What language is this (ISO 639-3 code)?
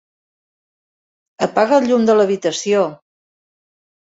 cat